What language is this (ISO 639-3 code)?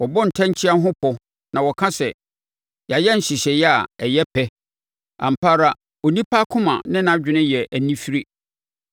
aka